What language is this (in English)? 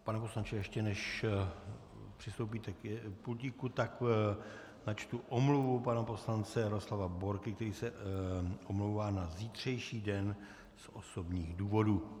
Czech